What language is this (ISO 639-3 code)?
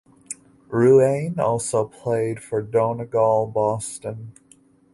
eng